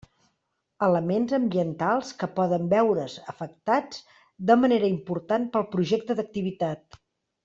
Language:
Catalan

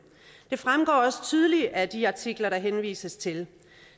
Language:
Danish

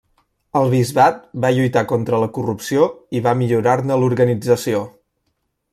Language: Catalan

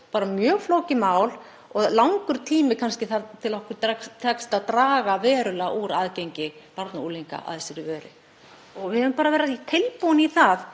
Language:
Icelandic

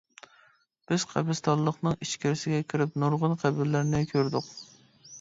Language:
Uyghur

